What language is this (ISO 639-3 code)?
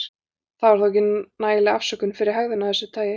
isl